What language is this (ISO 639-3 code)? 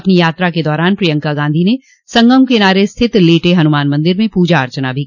hin